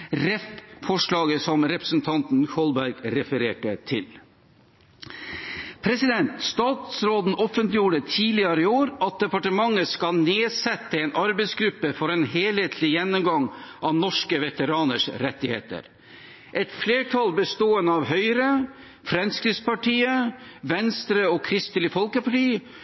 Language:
Norwegian Bokmål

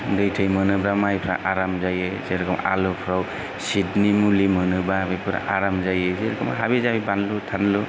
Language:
Bodo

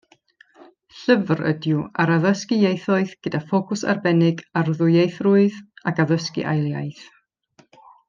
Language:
Welsh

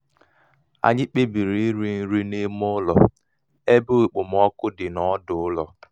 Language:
Igbo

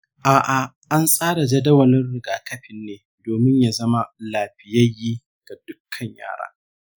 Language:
Hausa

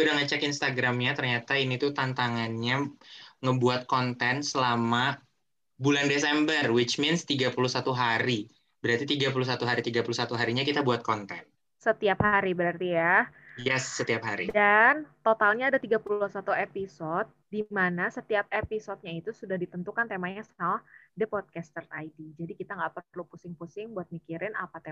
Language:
Indonesian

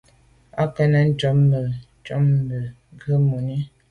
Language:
Medumba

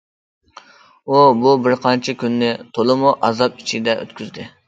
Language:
Uyghur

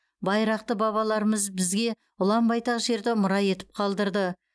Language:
Kazakh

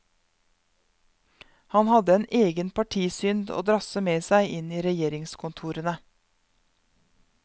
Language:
Norwegian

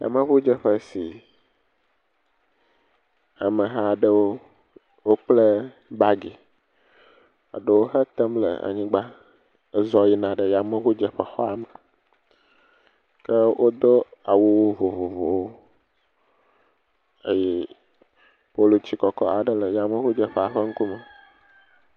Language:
Ewe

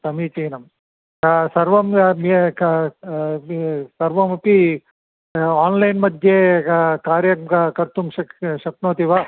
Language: Sanskrit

